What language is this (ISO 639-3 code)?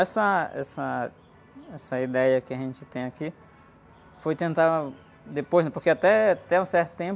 por